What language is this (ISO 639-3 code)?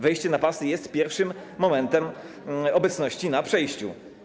pol